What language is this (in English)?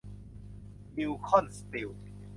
Thai